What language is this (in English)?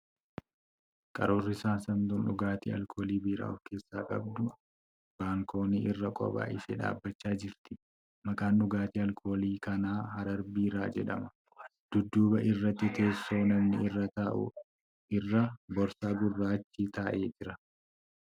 Oromo